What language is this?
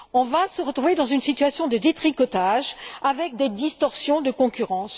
French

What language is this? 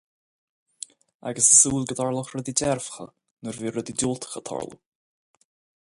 Irish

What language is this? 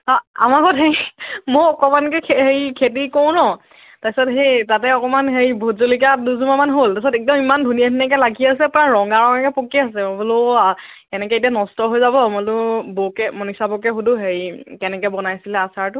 Assamese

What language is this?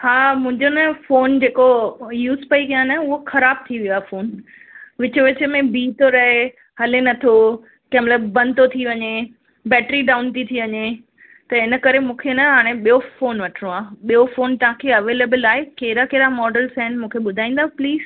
Sindhi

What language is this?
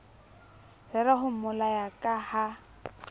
Southern Sotho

